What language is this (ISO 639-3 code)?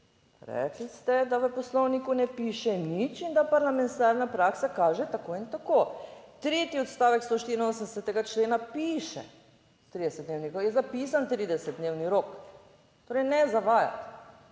slv